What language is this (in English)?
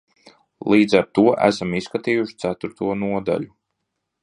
Latvian